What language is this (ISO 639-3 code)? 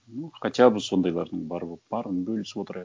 kaz